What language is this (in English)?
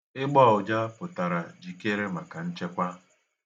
Igbo